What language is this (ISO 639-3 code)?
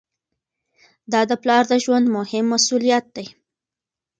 pus